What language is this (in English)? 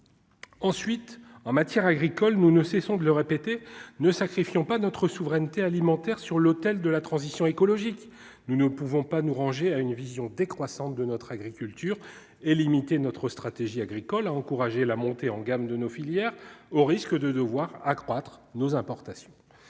French